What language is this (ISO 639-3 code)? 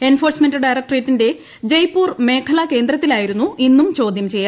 mal